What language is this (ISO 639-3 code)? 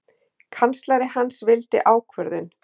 isl